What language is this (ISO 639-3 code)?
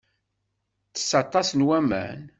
kab